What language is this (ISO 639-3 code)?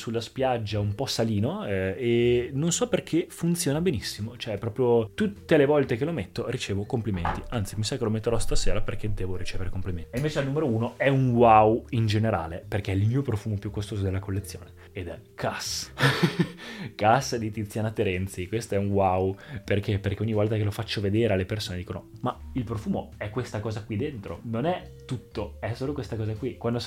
ita